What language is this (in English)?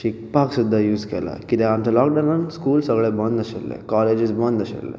Konkani